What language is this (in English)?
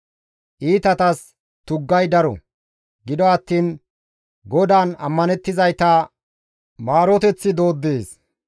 Gamo